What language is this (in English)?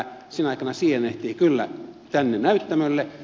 Finnish